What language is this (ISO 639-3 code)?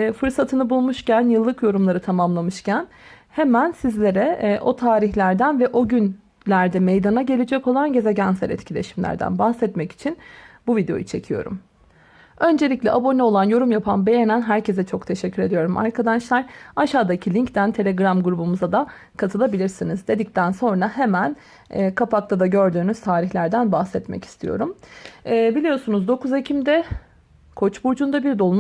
tur